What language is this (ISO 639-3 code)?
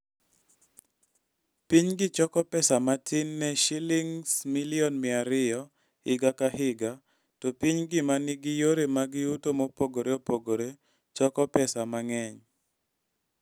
luo